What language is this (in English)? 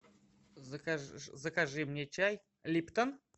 Russian